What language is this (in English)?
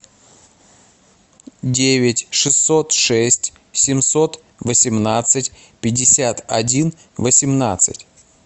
Russian